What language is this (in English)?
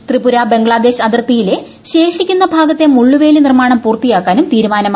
Malayalam